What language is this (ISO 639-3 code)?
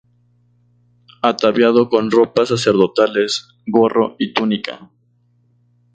spa